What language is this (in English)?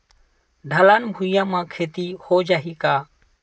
Chhattisgarhi